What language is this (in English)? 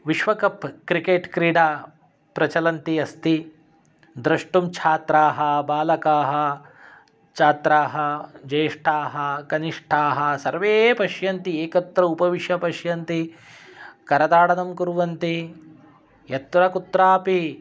Sanskrit